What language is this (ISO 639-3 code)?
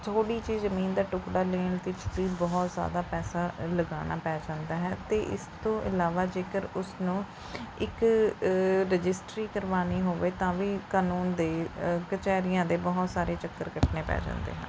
pan